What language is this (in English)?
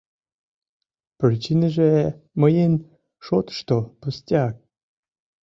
Mari